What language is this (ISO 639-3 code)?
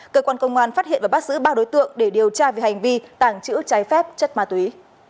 vie